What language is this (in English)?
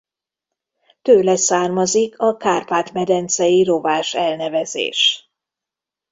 Hungarian